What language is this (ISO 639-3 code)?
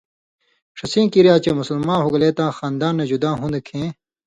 mvy